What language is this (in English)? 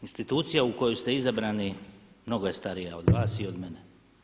Croatian